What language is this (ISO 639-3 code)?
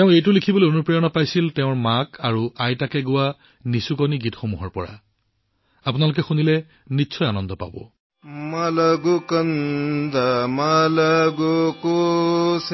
asm